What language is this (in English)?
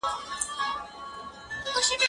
Pashto